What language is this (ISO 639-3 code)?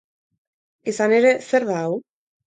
eus